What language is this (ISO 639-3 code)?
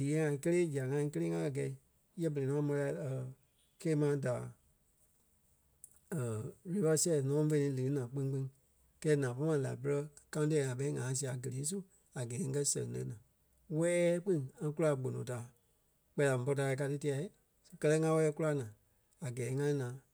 kpe